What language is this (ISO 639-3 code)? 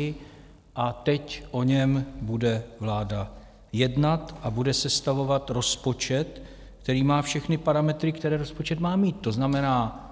ces